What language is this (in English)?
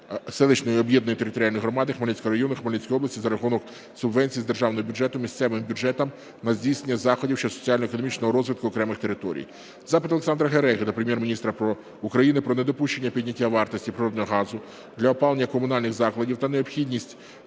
Ukrainian